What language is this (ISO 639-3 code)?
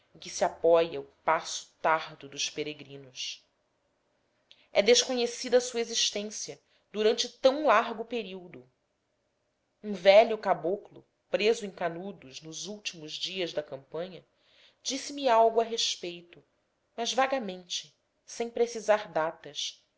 por